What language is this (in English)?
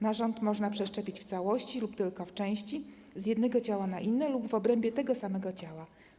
Polish